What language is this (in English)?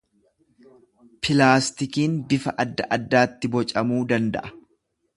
Oromo